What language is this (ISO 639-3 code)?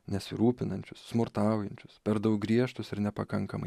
lit